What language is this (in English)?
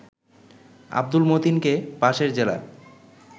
Bangla